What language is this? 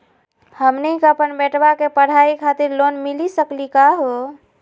Magahi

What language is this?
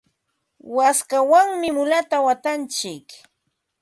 Ambo-Pasco Quechua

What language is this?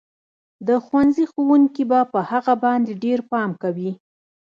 Pashto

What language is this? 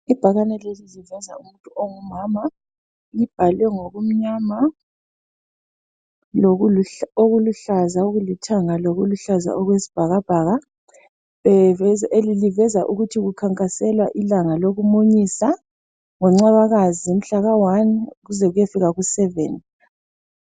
North Ndebele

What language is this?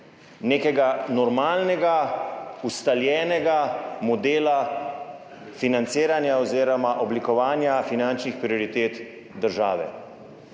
Slovenian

